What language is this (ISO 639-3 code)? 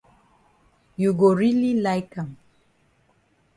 wes